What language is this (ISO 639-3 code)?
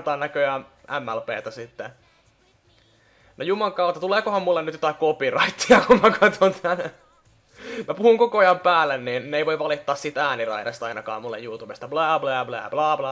fin